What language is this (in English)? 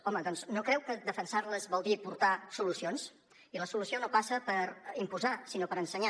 Catalan